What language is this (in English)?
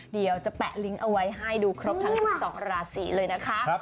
Thai